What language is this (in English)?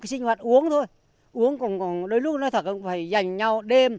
Vietnamese